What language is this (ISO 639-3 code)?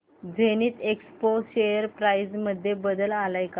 mar